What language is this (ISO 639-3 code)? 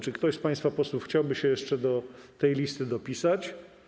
pol